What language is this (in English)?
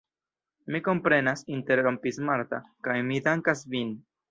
Esperanto